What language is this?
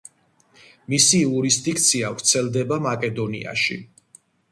Georgian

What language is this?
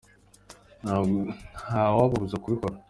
Kinyarwanda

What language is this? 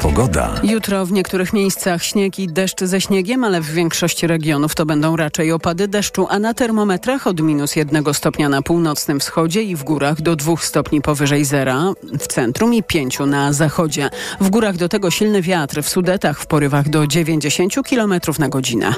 Polish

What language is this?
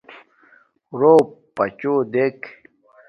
Domaaki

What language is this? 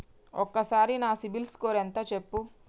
Telugu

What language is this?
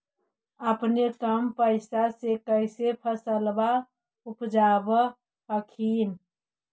Magahi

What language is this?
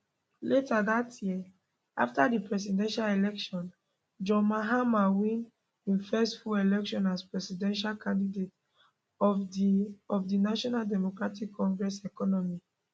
Nigerian Pidgin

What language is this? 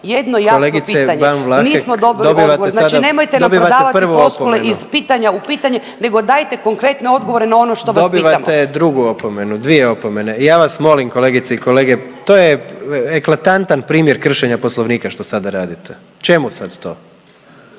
Croatian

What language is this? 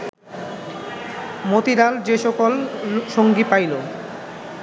Bangla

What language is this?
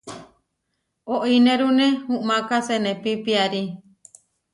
Huarijio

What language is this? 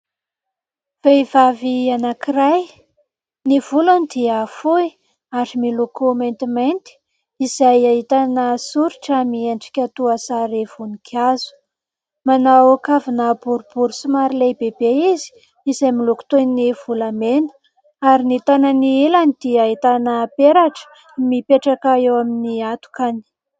Malagasy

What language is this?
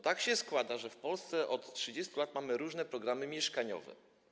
Polish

